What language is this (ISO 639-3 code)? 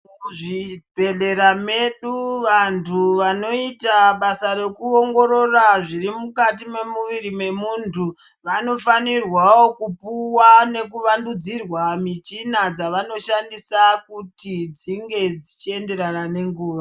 ndc